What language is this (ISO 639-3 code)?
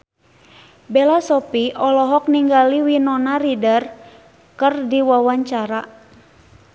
sun